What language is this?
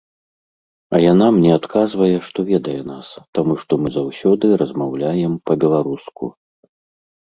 Belarusian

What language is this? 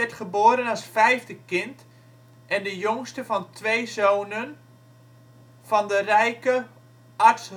Dutch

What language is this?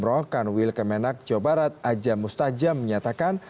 Indonesian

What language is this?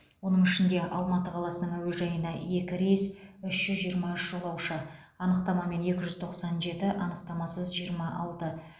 Kazakh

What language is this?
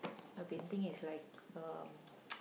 English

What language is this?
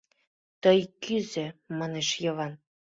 Mari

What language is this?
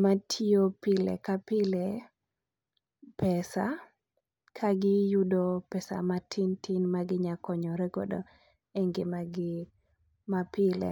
Luo (Kenya and Tanzania)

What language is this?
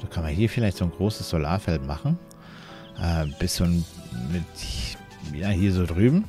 German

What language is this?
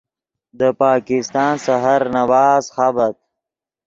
Yidgha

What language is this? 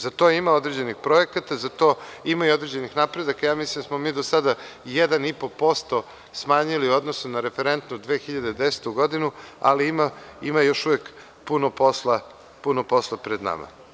Serbian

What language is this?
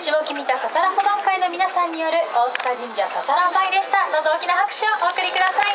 Japanese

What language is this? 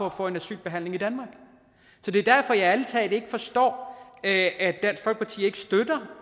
Danish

